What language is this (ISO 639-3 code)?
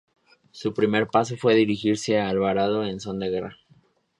spa